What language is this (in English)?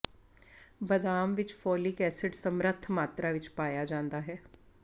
Punjabi